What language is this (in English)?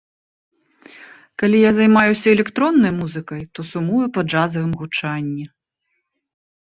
Belarusian